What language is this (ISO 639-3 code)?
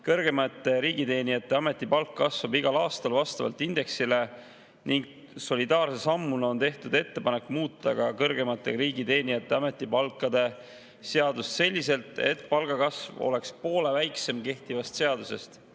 est